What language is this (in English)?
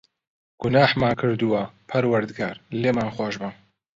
Central Kurdish